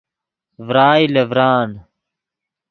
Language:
Yidgha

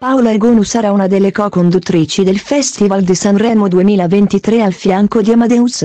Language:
Italian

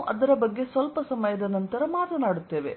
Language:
Kannada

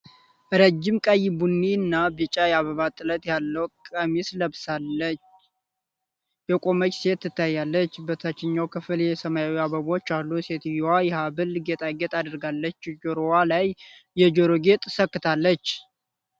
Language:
Amharic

